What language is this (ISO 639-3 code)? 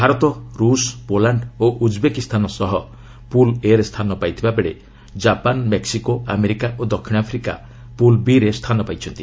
ori